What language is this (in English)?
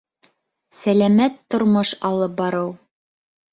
Bashkir